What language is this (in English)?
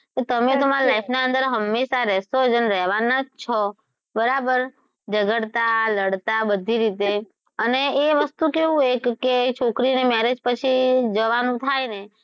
Gujarati